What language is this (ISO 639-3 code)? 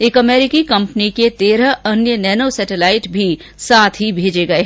hin